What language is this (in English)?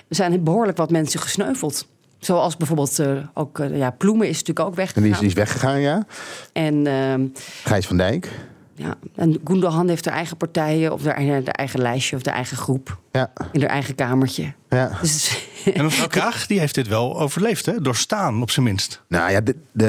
Dutch